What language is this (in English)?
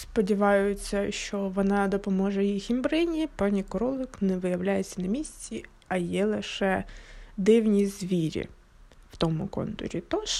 Ukrainian